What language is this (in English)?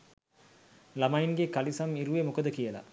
Sinhala